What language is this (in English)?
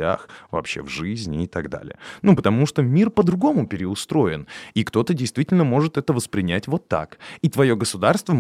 Russian